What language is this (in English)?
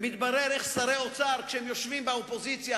Hebrew